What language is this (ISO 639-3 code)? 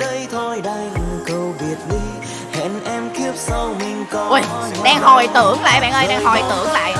vie